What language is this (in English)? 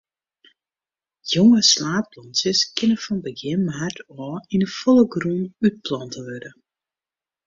Western Frisian